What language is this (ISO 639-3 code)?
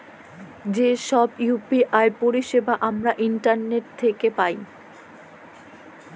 ben